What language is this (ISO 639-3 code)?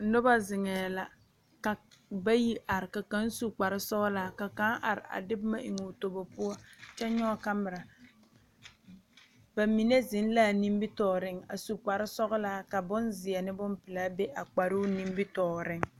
dga